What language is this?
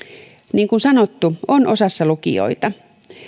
Finnish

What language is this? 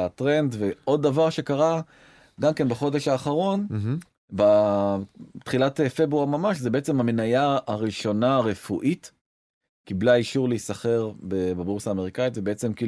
Hebrew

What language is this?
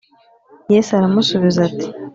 Kinyarwanda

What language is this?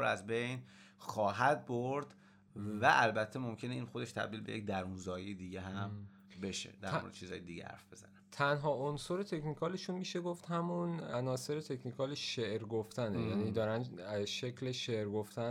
Persian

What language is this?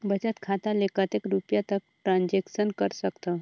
Chhattisgarhi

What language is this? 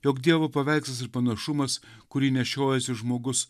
Lithuanian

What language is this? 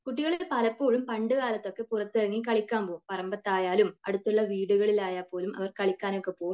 Malayalam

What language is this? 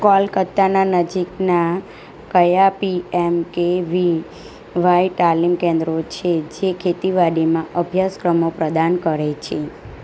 Gujarati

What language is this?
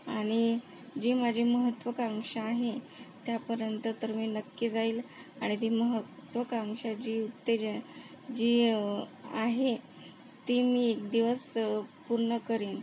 Marathi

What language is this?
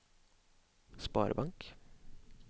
Norwegian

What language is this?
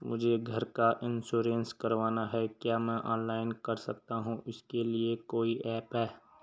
Hindi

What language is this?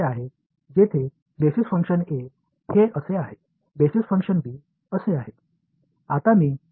Tamil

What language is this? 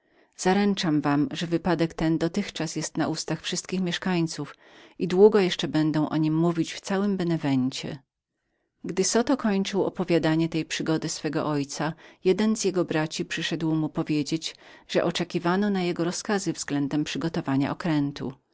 Polish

